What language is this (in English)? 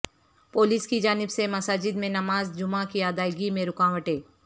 Urdu